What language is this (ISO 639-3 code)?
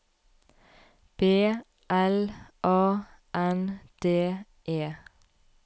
nor